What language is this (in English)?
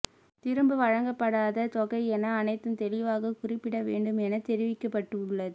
Tamil